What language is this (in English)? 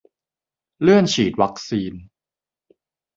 Thai